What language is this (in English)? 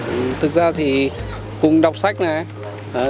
Vietnamese